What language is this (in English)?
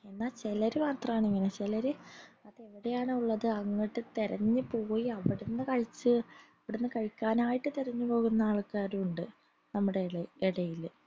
Malayalam